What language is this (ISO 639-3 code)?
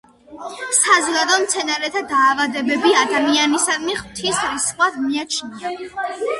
kat